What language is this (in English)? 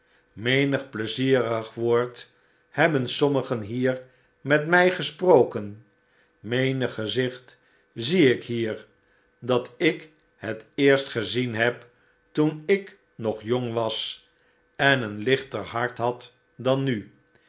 Dutch